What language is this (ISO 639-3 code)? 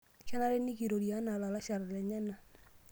mas